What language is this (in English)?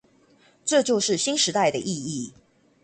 Chinese